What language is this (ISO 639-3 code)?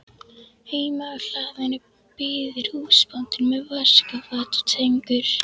isl